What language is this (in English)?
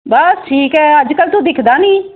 Punjabi